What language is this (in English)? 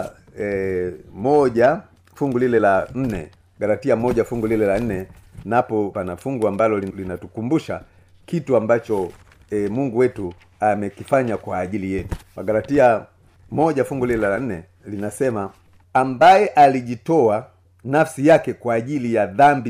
Swahili